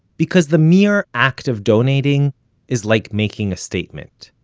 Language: English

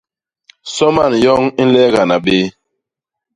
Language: Basaa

